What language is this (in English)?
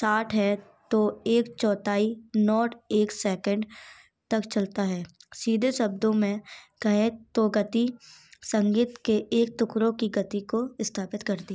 Hindi